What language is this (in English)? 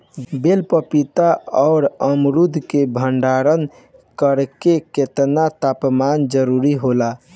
Bhojpuri